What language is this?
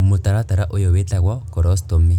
Kikuyu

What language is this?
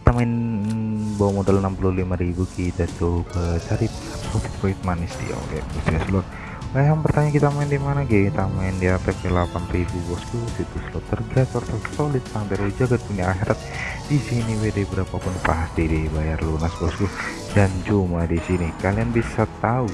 Indonesian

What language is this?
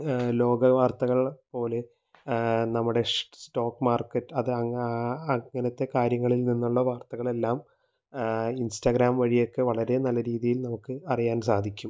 Malayalam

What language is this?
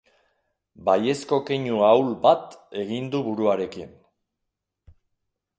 Basque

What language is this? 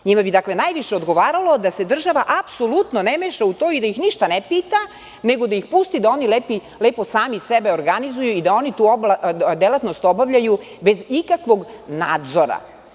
Serbian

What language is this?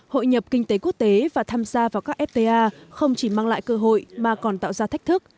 Vietnamese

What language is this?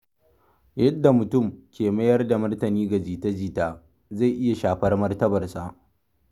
Hausa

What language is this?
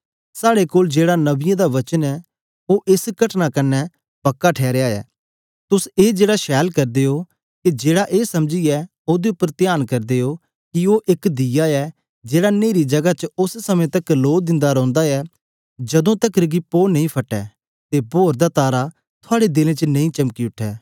Dogri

